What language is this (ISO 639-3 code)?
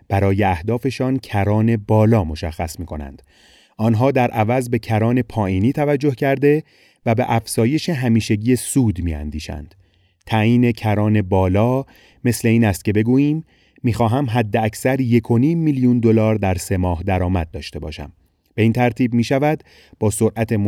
fas